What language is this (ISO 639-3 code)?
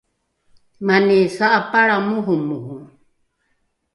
dru